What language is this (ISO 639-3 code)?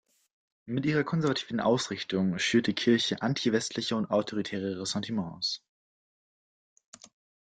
deu